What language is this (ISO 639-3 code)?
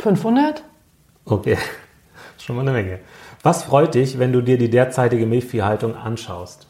deu